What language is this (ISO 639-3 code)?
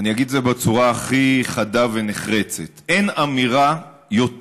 heb